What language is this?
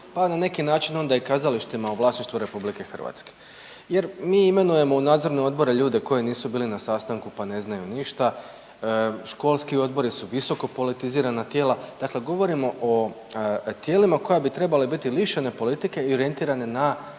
Croatian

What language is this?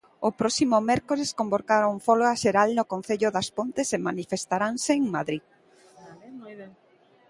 Galician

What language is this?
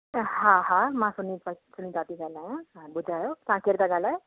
Sindhi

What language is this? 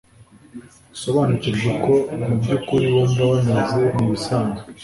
Kinyarwanda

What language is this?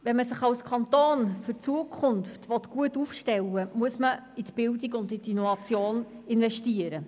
Swiss German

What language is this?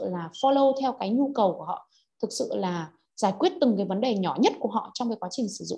Vietnamese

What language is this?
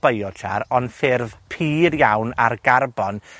Welsh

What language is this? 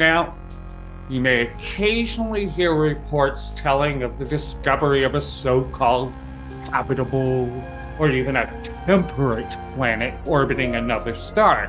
English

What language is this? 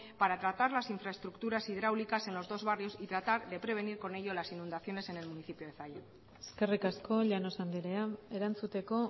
Spanish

